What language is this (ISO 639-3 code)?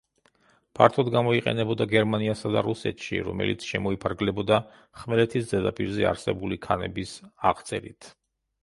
kat